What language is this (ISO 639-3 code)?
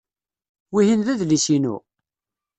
kab